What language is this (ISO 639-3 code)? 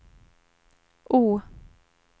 swe